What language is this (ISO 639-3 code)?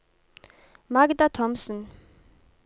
nor